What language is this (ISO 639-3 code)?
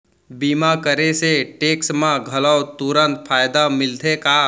hne